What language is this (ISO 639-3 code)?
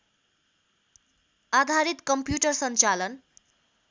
nep